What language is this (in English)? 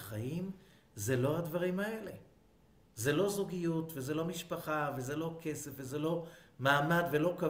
Hebrew